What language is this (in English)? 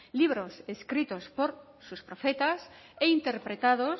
Spanish